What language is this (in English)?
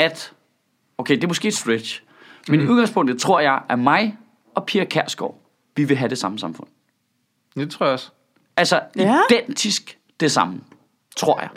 Danish